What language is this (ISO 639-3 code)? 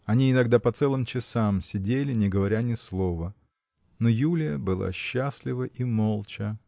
rus